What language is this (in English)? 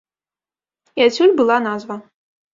Belarusian